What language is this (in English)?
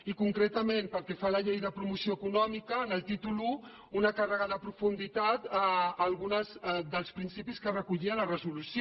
Catalan